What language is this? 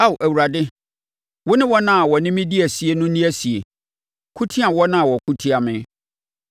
Akan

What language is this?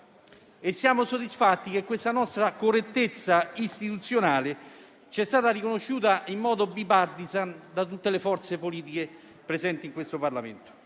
Italian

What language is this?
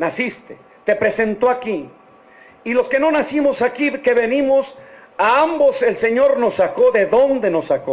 Spanish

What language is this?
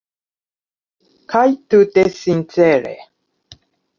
Esperanto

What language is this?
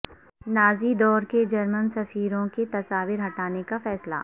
Urdu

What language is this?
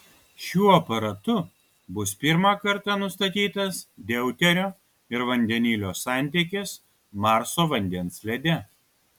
Lithuanian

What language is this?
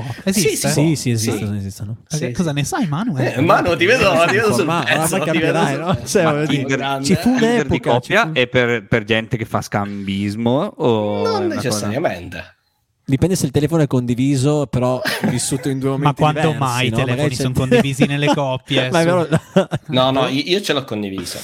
Italian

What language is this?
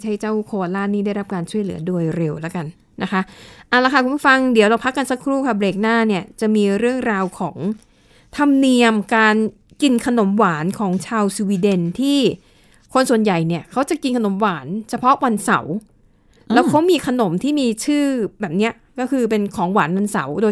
Thai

